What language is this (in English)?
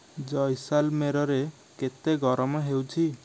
Odia